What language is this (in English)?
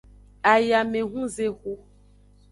Aja (Benin)